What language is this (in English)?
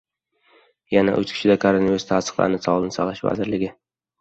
Uzbek